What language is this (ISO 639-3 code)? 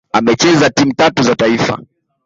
swa